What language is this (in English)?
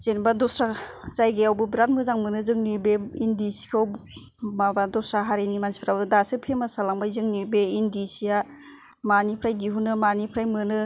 Bodo